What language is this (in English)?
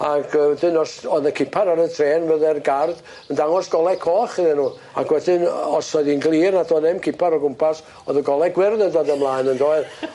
Welsh